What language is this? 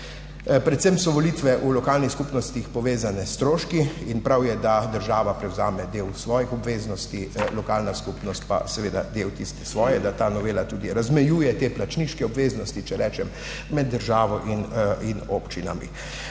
Slovenian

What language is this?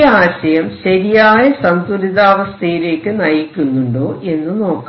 Malayalam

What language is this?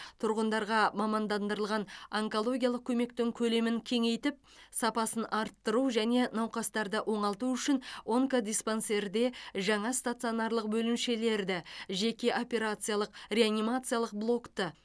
Kazakh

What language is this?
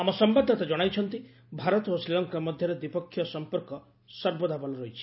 Odia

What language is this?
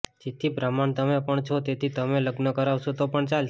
Gujarati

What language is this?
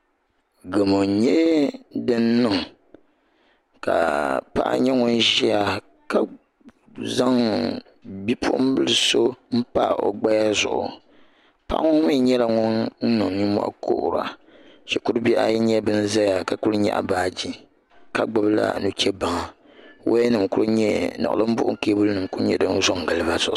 Dagbani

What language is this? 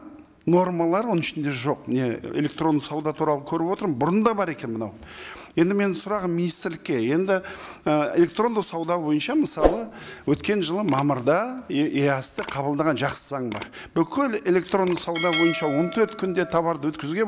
Turkish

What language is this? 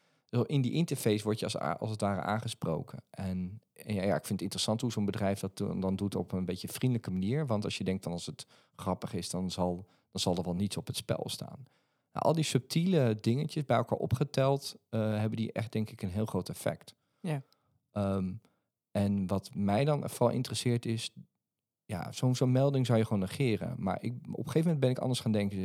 Dutch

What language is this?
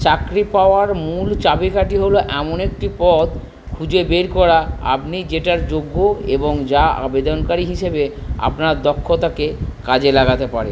Bangla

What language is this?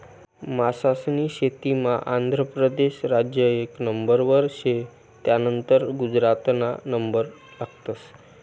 Marathi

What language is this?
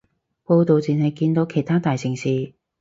Cantonese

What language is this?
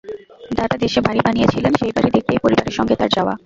Bangla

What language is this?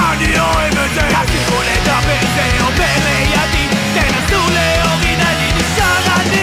Hebrew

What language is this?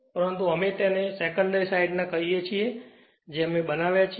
Gujarati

